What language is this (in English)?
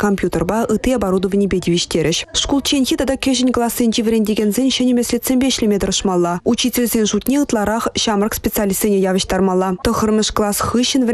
Russian